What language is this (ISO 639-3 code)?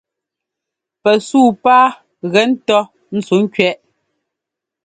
jgo